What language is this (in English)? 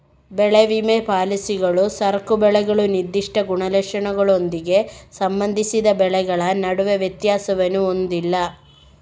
Kannada